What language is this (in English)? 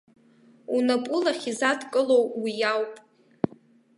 Abkhazian